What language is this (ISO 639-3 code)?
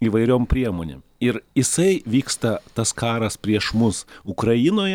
lit